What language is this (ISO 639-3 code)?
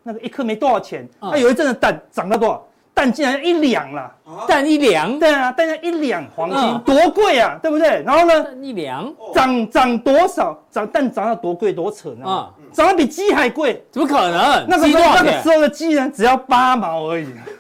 zho